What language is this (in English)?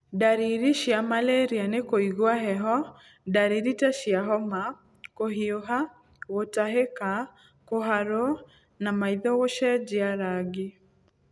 Kikuyu